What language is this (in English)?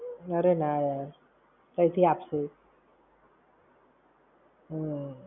Gujarati